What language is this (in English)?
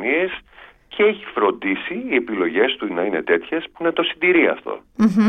Greek